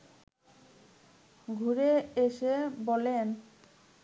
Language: Bangla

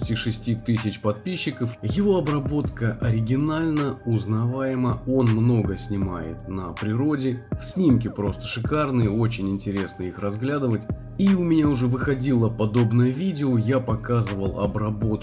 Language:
Russian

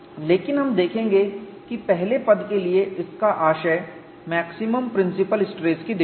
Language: Hindi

